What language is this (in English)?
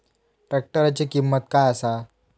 Marathi